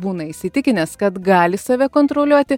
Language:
Lithuanian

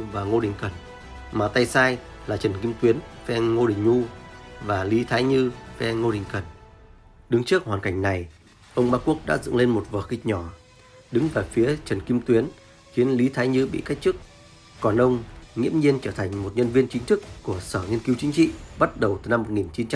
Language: Vietnamese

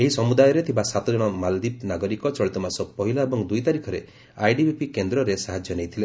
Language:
Odia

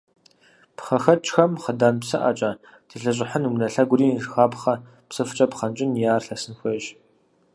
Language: Kabardian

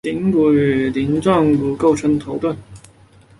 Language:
Chinese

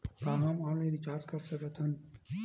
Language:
Chhattisgarhi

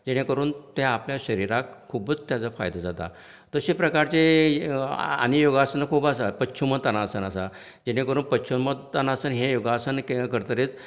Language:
Konkani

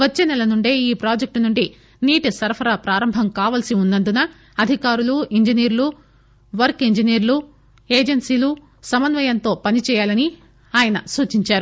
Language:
Telugu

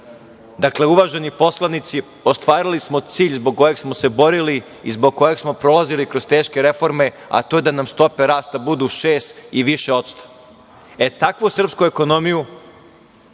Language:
Serbian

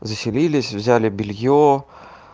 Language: Russian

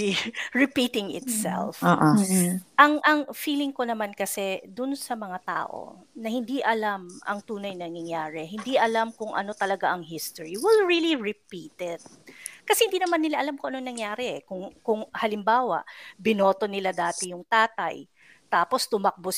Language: Filipino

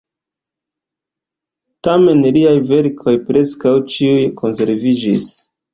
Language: Esperanto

